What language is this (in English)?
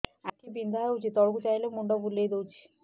Odia